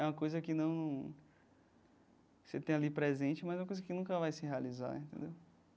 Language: Portuguese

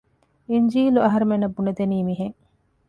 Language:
Divehi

